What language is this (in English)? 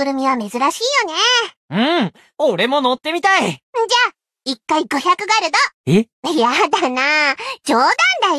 Japanese